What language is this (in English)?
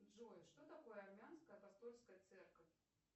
Russian